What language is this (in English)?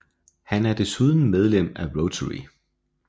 Danish